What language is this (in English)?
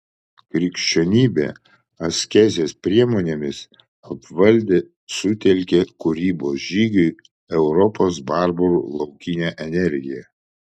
Lithuanian